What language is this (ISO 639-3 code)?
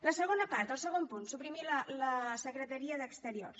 cat